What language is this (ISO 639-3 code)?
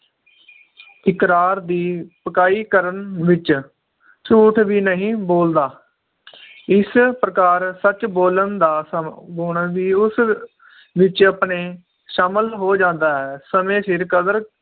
pan